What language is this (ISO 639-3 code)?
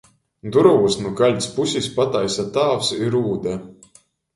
ltg